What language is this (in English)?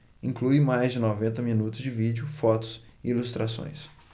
Portuguese